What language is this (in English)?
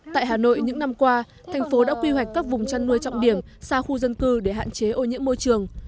Vietnamese